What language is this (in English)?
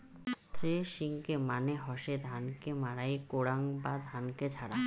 Bangla